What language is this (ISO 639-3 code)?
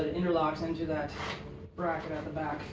eng